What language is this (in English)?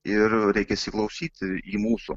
Lithuanian